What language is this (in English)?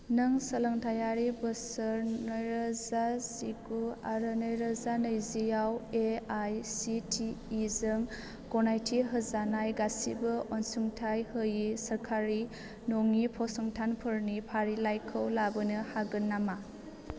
Bodo